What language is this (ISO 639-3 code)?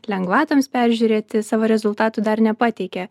lit